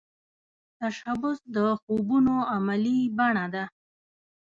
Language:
Pashto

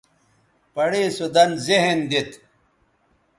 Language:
Bateri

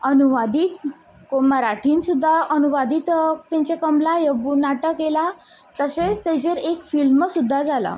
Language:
Konkani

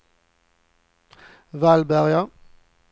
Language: Swedish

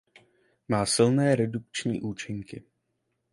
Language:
Czech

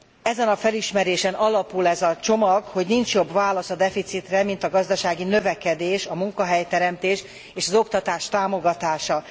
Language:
Hungarian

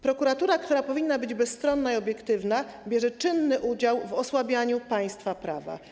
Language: Polish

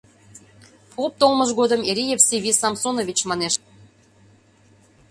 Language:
Mari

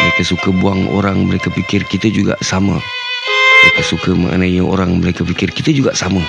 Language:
Malay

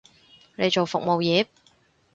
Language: Cantonese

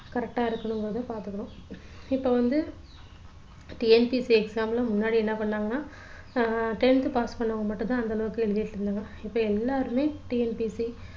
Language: Tamil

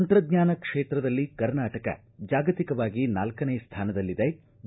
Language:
Kannada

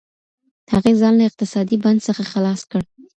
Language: Pashto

